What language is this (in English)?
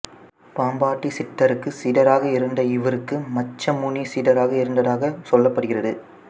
Tamil